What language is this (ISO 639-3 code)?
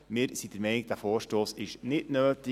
gsw